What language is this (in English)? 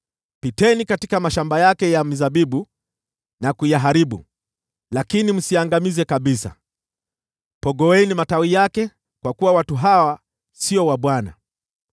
Swahili